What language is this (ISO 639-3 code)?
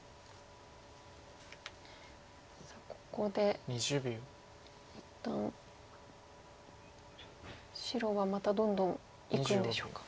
jpn